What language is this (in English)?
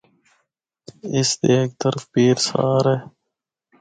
Northern Hindko